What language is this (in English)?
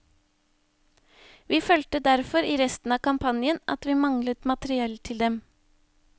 Norwegian